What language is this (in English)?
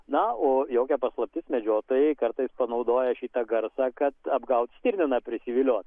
Lithuanian